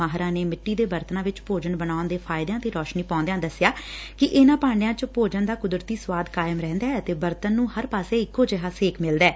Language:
Punjabi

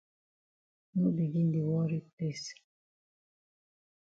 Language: Cameroon Pidgin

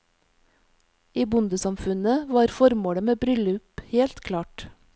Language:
Norwegian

